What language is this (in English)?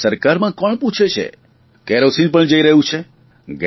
Gujarati